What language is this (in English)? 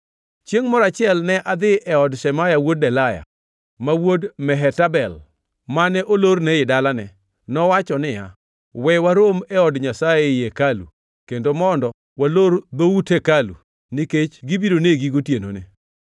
Luo (Kenya and Tanzania)